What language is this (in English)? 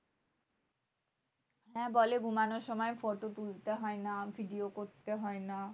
Bangla